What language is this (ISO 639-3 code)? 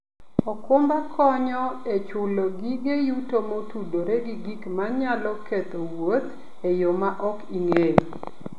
luo